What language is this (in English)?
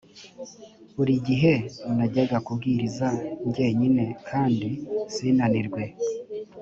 Kinyarwanda